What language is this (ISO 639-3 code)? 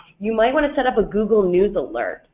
eng